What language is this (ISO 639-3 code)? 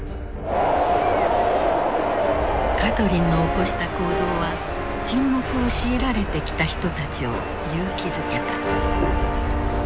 jpn